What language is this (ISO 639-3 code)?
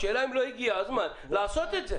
heb